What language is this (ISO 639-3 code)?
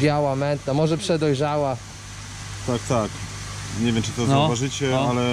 pol